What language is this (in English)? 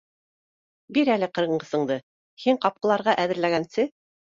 Bashkir